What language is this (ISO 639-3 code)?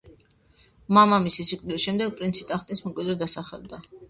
kat